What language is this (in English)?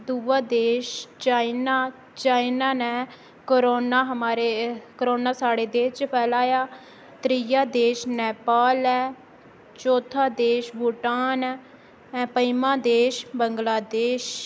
Dogri